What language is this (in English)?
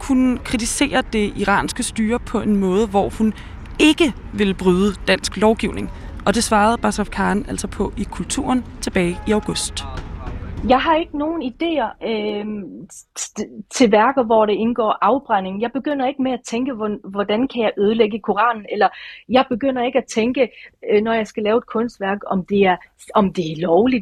Danish